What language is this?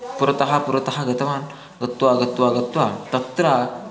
Sanskrit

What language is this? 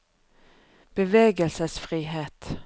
Norwegian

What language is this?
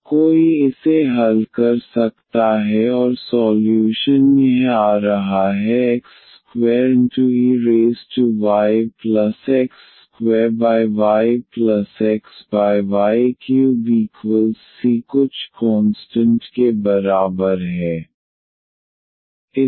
Hindi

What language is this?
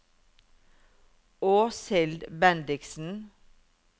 Norwegian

